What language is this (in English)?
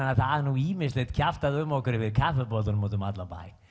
Icelandic